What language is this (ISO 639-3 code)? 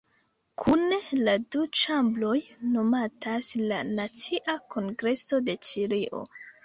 epo